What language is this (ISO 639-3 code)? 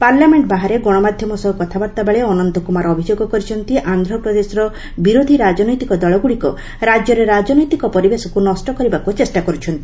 ori